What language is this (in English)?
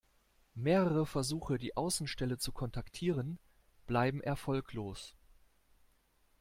German